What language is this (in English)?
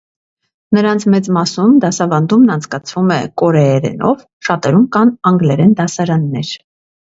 Armenian